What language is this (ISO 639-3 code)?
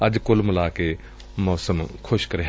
pan